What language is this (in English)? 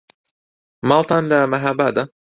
Central Kurdish